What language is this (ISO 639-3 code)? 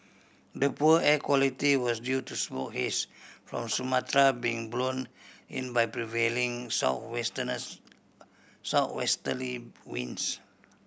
eng